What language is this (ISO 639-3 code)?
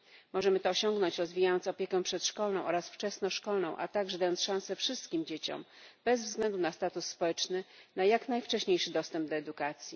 pol